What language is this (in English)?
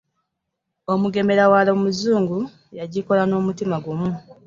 Ganda